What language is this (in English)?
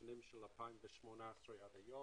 Hebrew